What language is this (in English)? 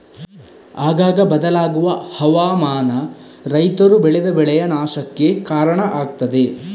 Kannada